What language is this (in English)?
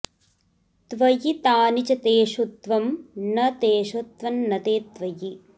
Sanskrit